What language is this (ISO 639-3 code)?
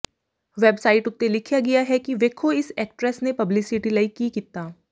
pan